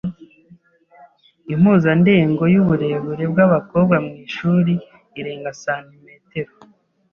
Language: Kinyarwanda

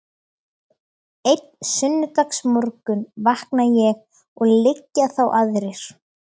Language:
Icelandic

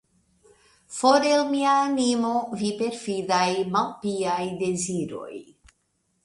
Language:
Esperanto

